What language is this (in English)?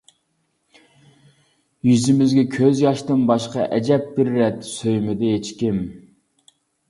Uyghur